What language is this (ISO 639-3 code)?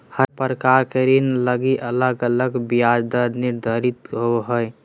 mag